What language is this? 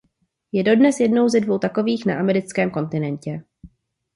Czech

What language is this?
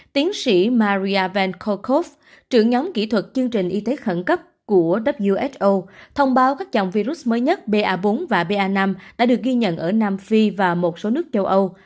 Vietnamese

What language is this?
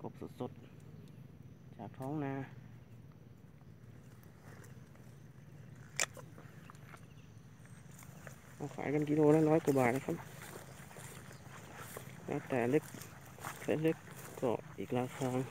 Thai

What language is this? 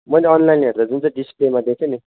Nepali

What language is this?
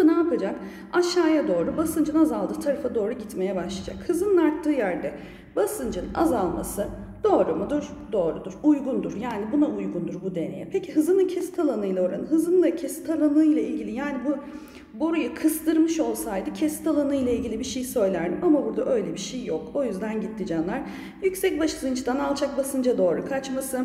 Turkish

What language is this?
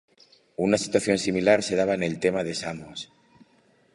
Spanish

